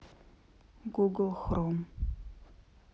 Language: Russian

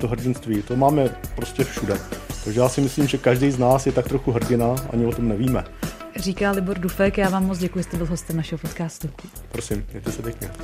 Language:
Czech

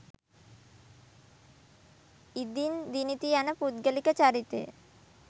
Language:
Sinhala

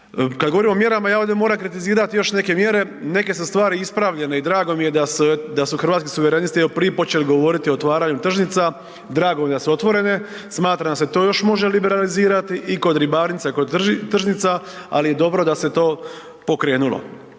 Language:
Croatian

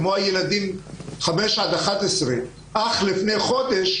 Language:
Hebrew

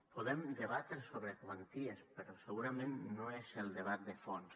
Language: Catalan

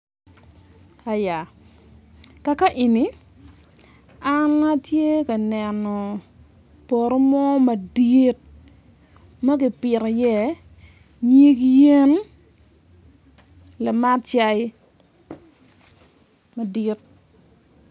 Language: Acoli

